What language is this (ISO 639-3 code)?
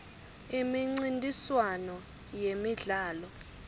ssw